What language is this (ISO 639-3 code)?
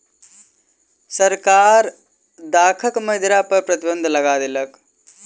mai